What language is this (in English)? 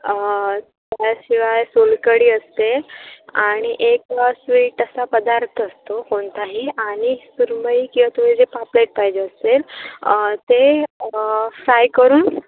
Marathi